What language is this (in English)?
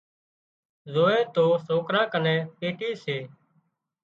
Wadiyara Koli